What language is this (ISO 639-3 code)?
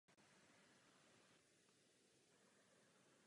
ces